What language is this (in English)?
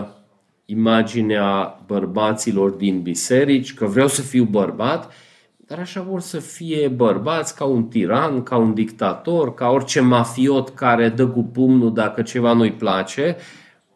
Romanian